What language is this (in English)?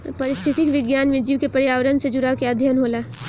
Bhojpuri